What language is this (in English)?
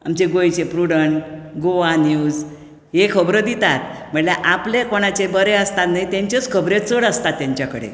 Konkani